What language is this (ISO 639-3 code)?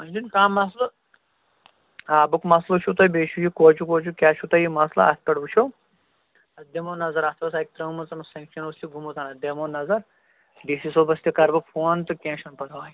kas